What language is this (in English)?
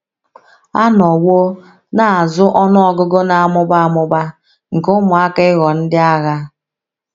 Igbo